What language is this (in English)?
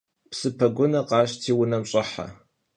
Kabardian